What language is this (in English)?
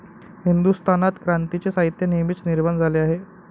Marathi